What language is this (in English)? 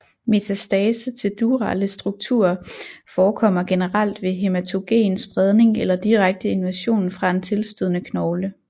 Danish